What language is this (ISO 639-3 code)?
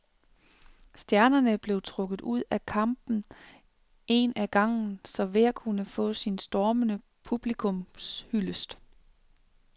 dan